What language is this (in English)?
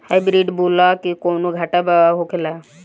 Bhojpuri